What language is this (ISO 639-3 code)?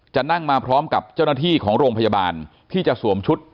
tha